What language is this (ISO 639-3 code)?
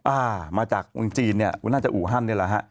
tha